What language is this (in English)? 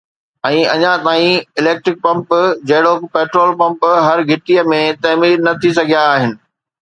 Sindhi